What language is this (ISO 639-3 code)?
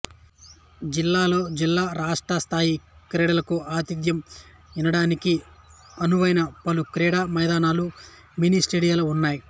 tel